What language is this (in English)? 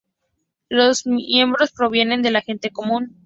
Spanish